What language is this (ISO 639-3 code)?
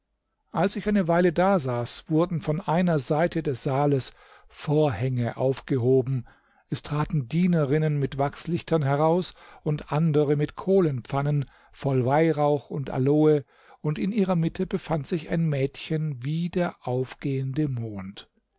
deu